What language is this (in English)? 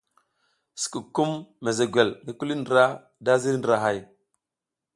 South Giziga